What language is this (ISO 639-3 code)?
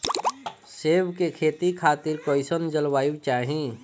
bho